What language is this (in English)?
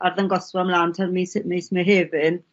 Welsh